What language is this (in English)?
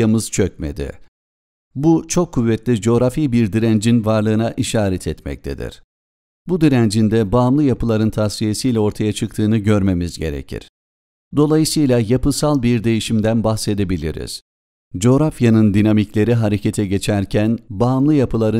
Turkish